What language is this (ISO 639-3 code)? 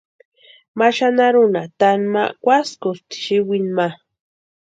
pua